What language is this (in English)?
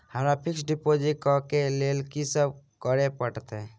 Maithili